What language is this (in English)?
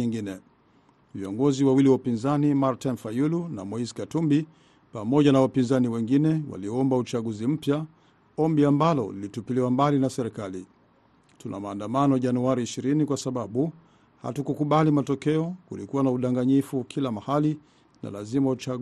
Swahili